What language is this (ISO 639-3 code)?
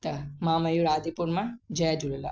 snd